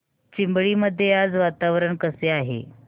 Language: Marathi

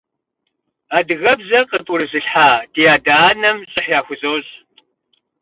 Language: Kabardian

